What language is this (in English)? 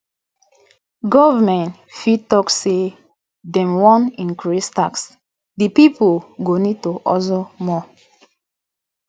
Nigerian Pidgin